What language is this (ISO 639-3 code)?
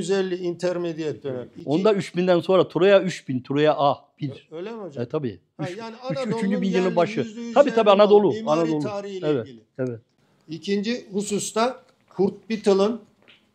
tur